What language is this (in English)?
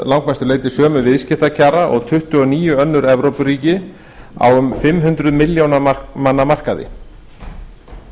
Icelandic